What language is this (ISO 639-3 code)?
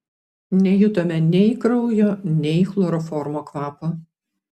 lit